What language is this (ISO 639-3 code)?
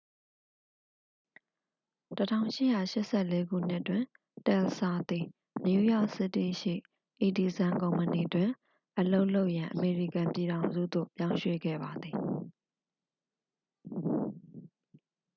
mya